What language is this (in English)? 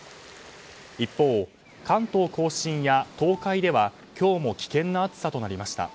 Japanese